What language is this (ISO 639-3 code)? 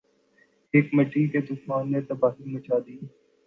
urd